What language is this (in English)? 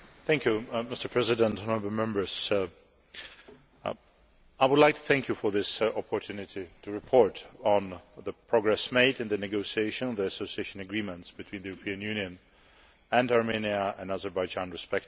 English